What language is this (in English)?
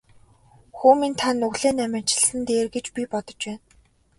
Mongolian